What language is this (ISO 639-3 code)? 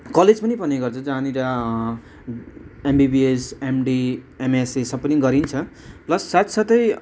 nep